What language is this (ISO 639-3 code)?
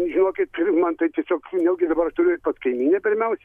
lit